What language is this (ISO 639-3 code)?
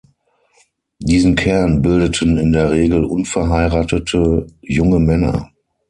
deu